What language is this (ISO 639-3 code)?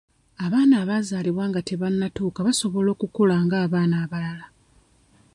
lug